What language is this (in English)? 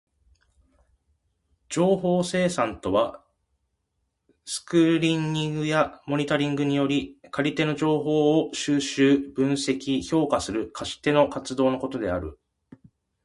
Japanese